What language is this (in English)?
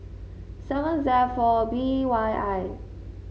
English